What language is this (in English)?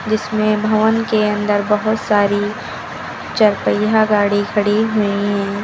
Hindi